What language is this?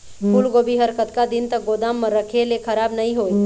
Chhattisgarhi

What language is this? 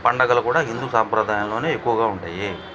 Telugu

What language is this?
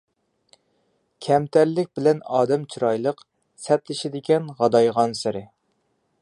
Uyghur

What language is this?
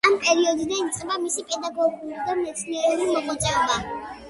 Georgian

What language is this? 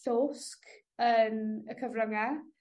Welsh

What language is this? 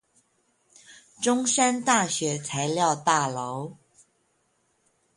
Chinese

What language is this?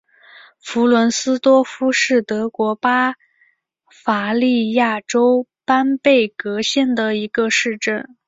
Chinese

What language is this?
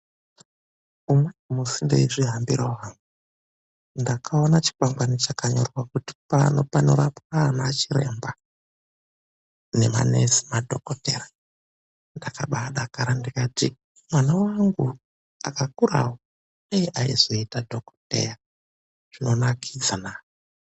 Ndau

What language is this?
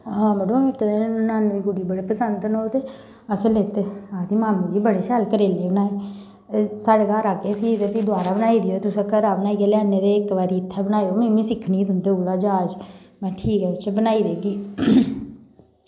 Dogri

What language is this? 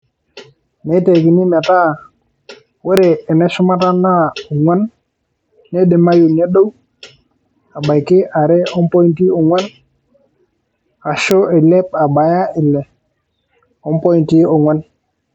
Masai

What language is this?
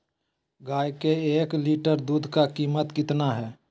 Magahi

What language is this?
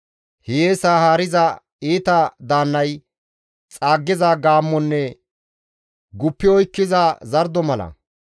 Gamo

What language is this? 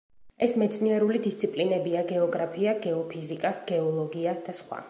Georgian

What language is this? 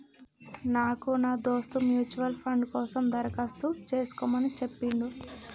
Telugu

